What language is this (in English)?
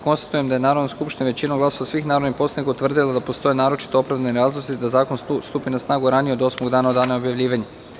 Serbian